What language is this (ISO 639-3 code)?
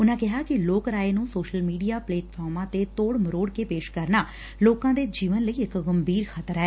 pan